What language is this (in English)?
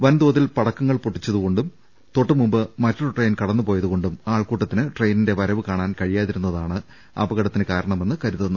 Malayalam